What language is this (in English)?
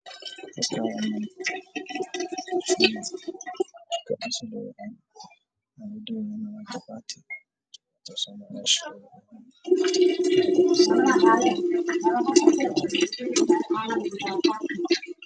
Somali